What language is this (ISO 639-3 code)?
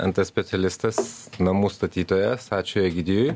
lit